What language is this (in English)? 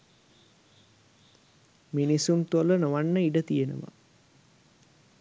Sinhala